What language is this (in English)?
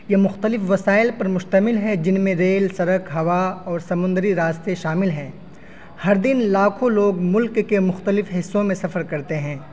Urdu